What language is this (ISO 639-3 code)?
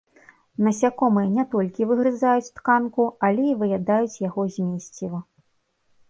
bel